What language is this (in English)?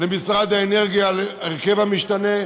Hebrew